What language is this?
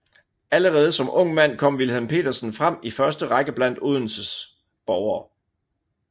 Danish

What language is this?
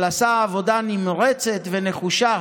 Hebrew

